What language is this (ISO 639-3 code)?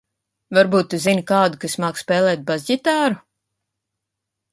lav